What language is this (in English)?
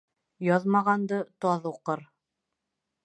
Bashkir